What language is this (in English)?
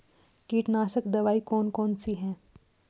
Hindi